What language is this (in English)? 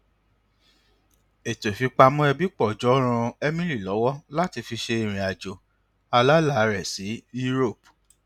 Yoruba